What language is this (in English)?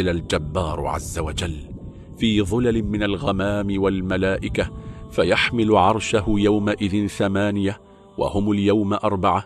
Arabic